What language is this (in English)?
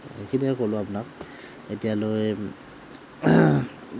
Assamese